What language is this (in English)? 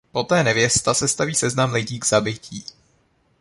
Czech